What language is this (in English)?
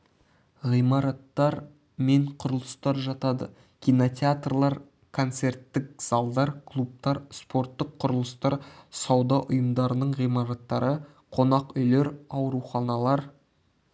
Kazakh